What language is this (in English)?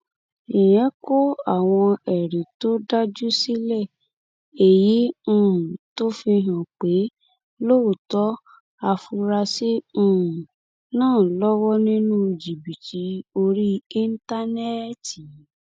Yoruba